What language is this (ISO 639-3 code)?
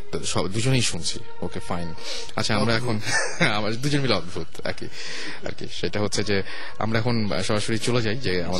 ben